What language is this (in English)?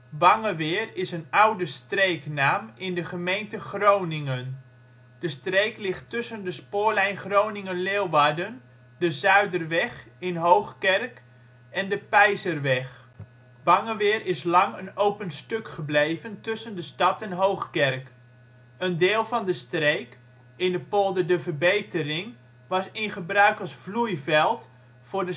Dutch